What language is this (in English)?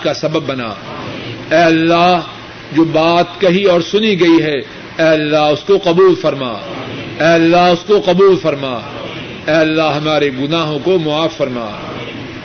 Urdu